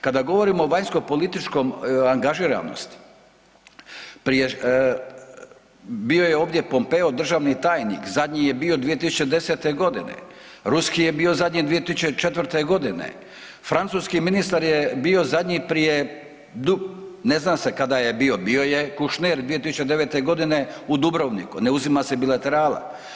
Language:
Croatian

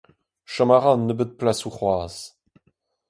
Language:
Breton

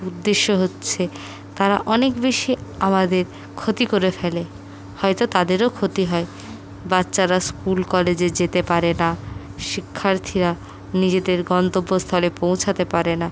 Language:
Bangla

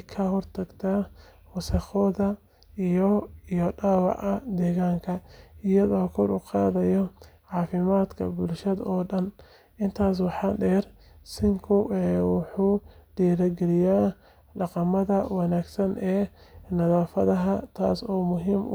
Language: Somali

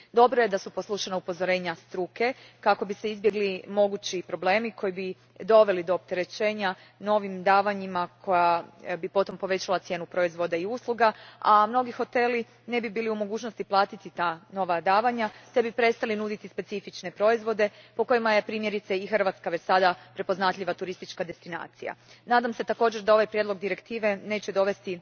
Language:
Croatian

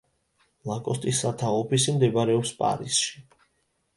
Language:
Georgian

